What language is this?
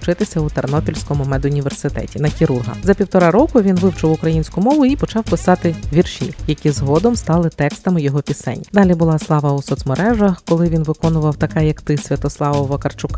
Ukrainian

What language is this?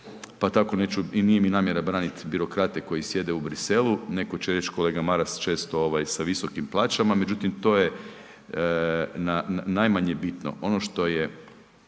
Croatian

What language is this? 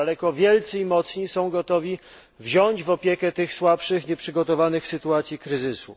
Polish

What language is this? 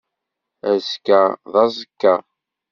Kabyle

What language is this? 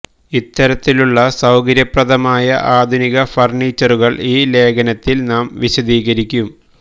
Malayalam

